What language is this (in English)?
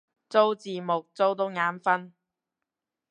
Cantonese